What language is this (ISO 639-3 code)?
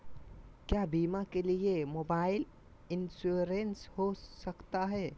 mag